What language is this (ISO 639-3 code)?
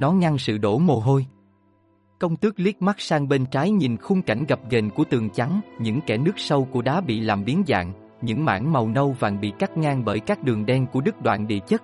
vie